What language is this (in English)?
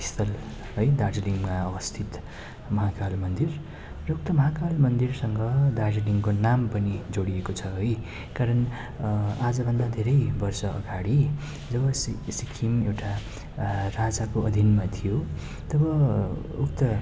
Nepali